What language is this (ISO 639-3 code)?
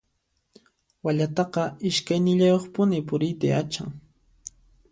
qxp